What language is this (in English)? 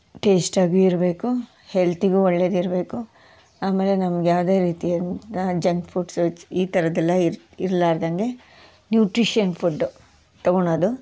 Kannada